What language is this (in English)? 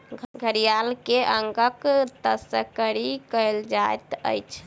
Maithili